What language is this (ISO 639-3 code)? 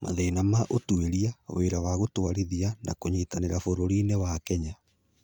kik